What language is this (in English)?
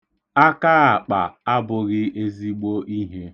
Igbo